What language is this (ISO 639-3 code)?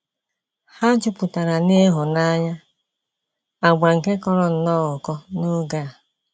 ibo